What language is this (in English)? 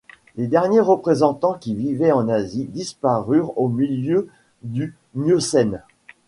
French